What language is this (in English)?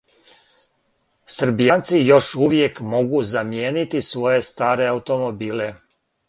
Serbian